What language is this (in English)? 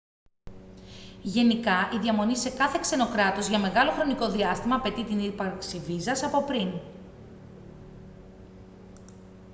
Greek